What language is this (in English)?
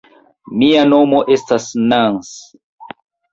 Esperanto